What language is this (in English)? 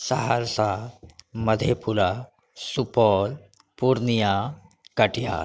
Maithili